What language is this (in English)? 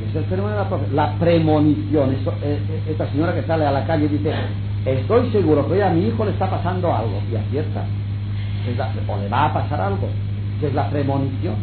Spanish